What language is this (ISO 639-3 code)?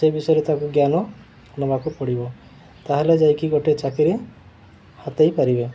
ori